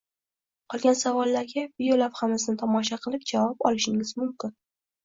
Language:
Uzbek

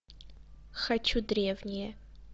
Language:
Russian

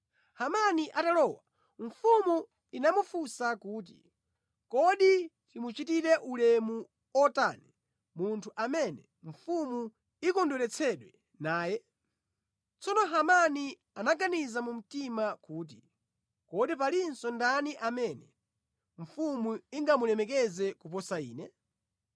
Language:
Nyanja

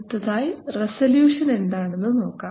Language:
Malayalam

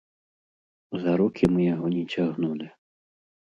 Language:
Belarusian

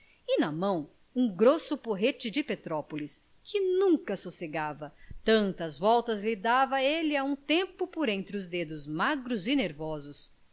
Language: Portuguese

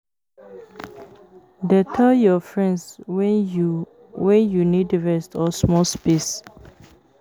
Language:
Nigerian Pidgin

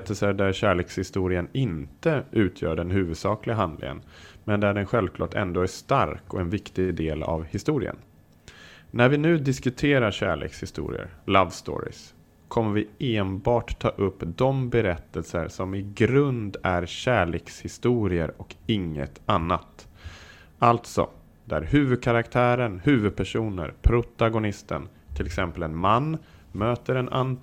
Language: Swedish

